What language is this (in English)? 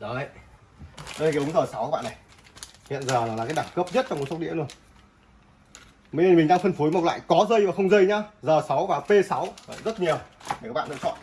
Vietnamese